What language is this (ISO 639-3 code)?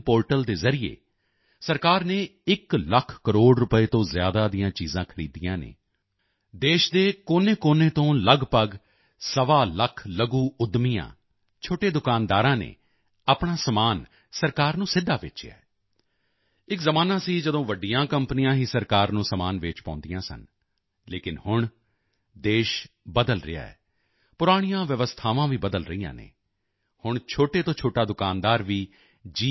pan